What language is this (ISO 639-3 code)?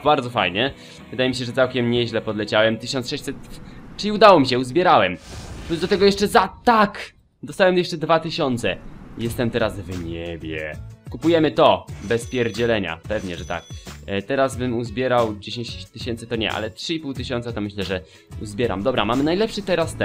pol